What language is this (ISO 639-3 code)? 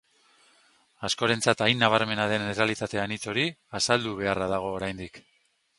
eus